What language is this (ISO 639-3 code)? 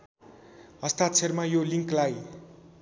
nep